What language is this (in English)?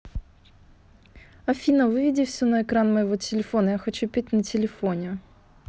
Russian